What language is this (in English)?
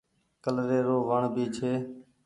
Goaria